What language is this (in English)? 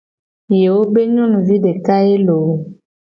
Gen